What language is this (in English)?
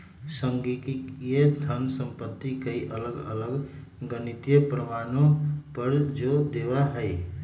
Magahi